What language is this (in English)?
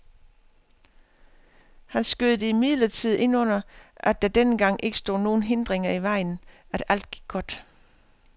Danish